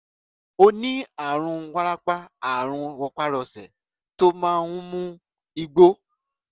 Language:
Yoruba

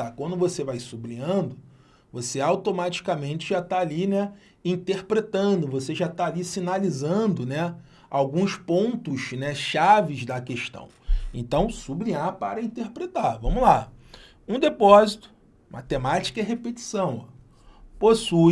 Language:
Portuguese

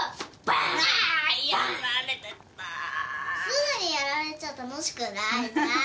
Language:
Japanese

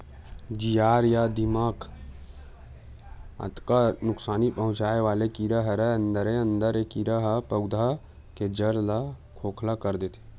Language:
Chhattisgarhi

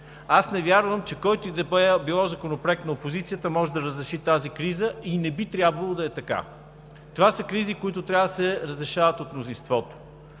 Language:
Bulgarian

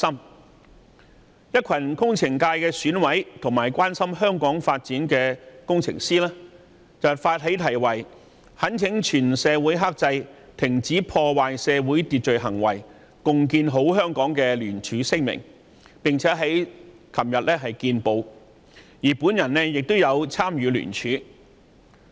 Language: Cantonese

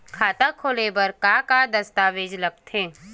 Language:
Chhattisgarhi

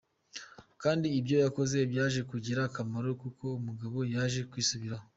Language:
Kinyarwanda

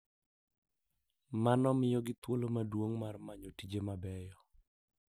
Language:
Luo (Kenya and Tanzania)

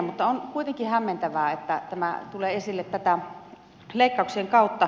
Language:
Finnish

